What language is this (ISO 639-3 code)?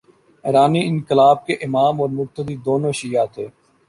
urd